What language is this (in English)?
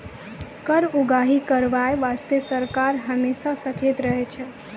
Maithili